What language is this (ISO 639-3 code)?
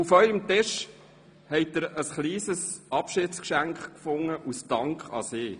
gsw